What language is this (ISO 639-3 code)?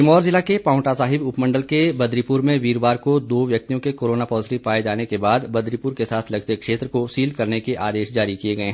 hin